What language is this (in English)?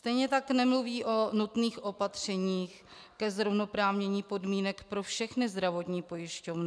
Czech